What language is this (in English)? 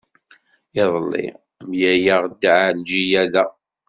Kabyle